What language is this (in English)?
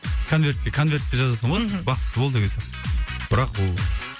Kazakh